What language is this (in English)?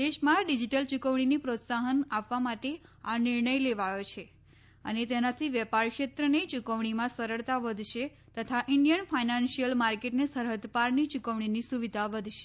Gujarati